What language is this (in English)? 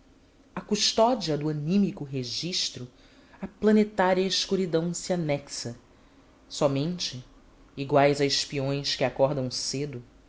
Portuguese